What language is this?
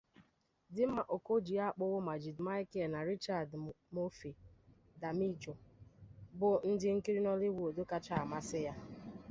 Igbo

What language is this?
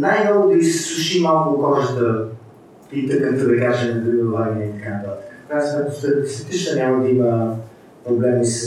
Bulgarian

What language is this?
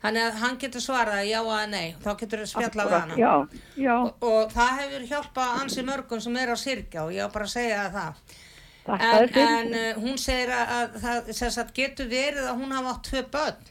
English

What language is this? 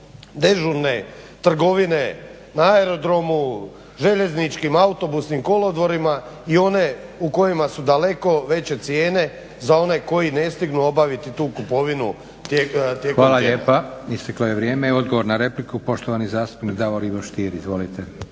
Croatian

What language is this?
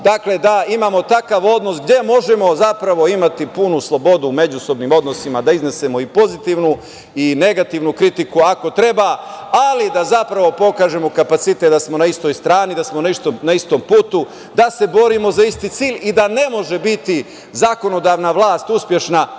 Serbian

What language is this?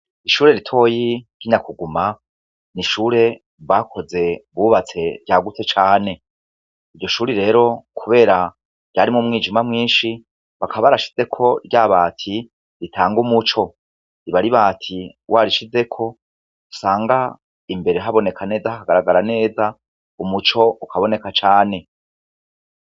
Rundi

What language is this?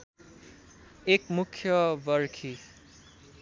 Nepali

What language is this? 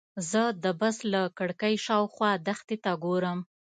Pashto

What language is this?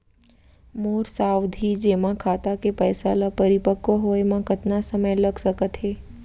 Chhattisgarhi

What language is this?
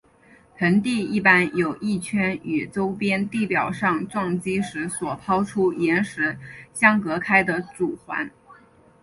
Chinese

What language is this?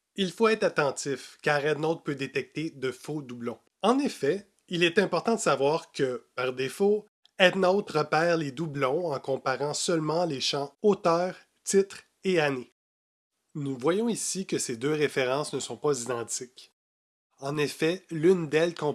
French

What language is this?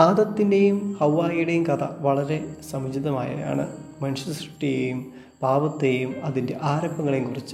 Malayalam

